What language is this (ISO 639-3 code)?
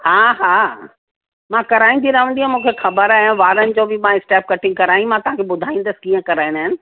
snd